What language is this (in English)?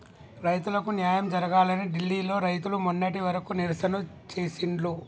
Telugu